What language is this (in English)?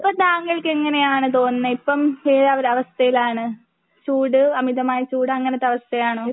Malayalam